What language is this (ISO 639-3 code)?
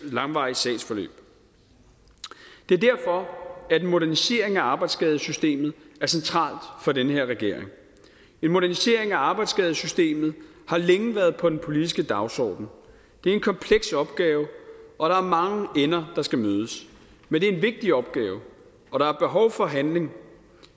dan